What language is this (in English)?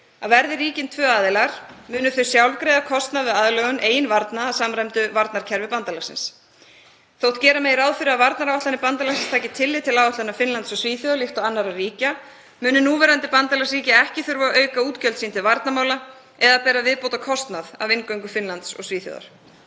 Icelandic